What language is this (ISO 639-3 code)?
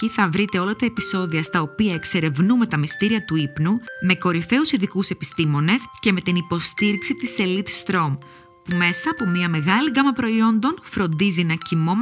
ell